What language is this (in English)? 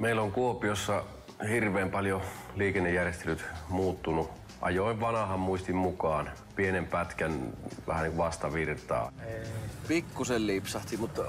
Finnish